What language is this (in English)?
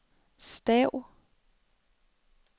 Danish